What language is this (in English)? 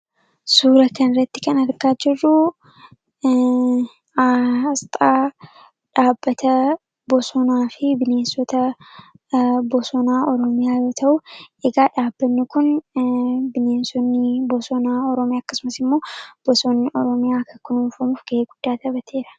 Oromo